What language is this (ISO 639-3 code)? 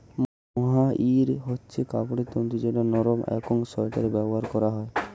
ben